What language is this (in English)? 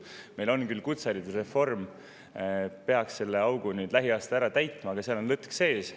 Estonian